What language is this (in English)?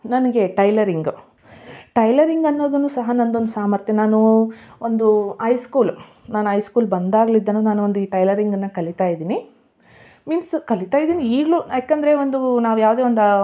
Kannada